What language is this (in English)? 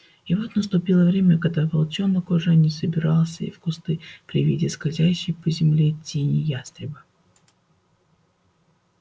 Russian